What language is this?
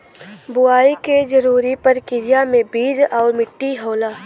Bhojpuri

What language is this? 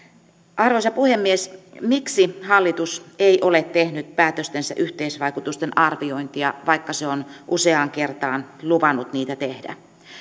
Finnish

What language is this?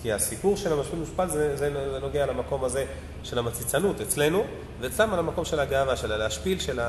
Hebrew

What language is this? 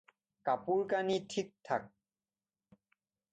Assamese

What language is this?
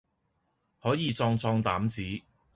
Cantonese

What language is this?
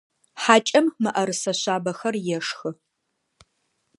Adyghe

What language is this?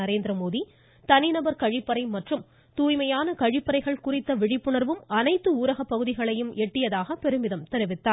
Tamil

